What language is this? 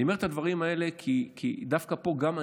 Hebrew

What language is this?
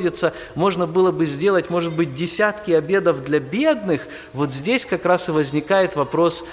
Russian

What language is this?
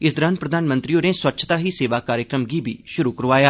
Dogri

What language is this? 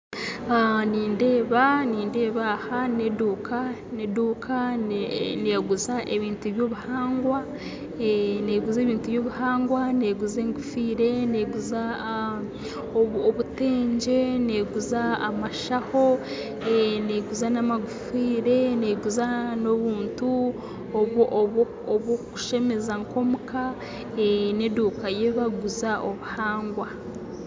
Nyankole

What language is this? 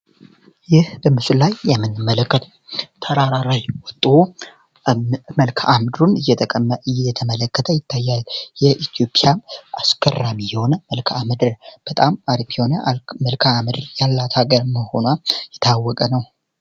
Amharic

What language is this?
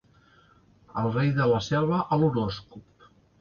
Catalan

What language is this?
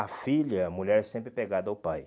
Portuguese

